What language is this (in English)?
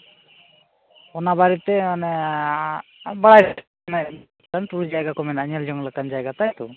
Santali